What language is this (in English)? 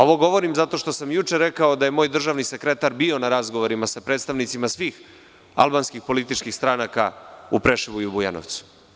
Serbian